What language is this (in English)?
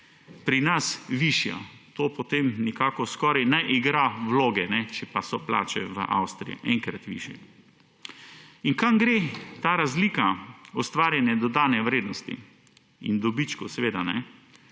Slovenian